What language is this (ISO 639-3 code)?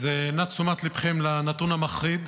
heb